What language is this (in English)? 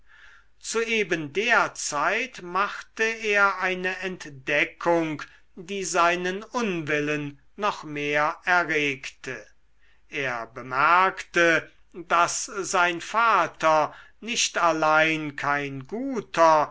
German